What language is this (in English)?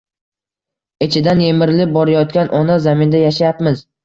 Uzbek